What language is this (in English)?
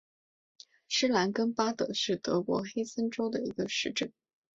Chinese